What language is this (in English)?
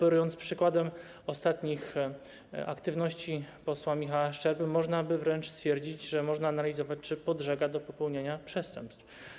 Polish